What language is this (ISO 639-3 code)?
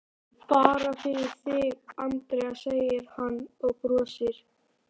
isl